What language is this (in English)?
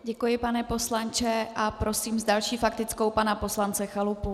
Czech